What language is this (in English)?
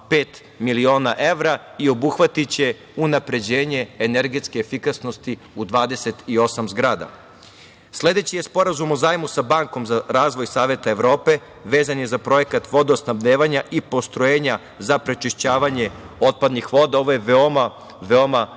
Serbian